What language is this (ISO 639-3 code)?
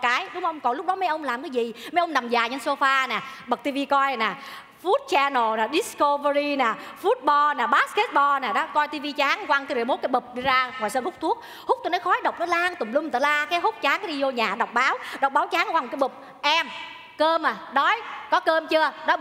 vie